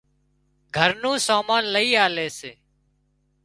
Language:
Wadiyara Koli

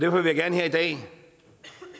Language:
Danish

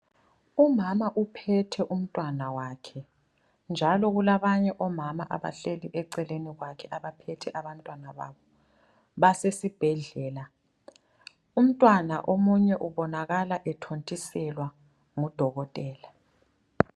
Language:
North Ndebele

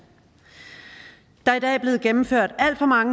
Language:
Danish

